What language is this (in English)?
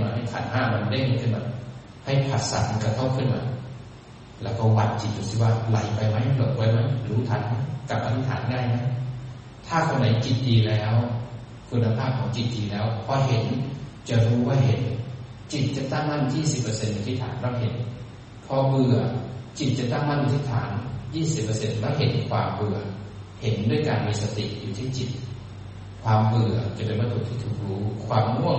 Thai